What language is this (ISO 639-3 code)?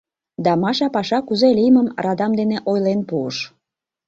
chm